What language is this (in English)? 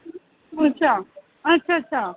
Dogri